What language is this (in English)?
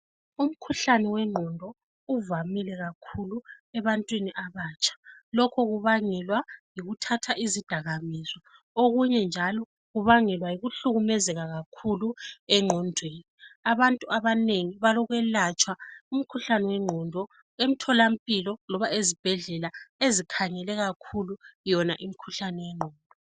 North Ndebele